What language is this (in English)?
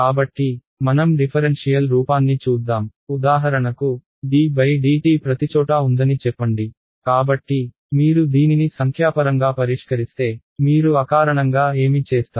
Telugu